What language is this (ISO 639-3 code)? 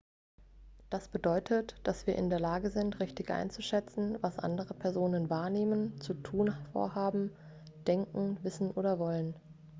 deu